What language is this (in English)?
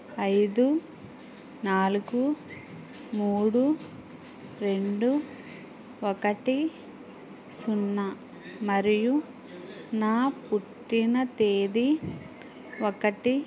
Telugu